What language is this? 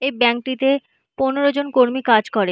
Bangla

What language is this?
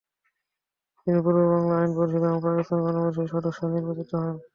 Bangla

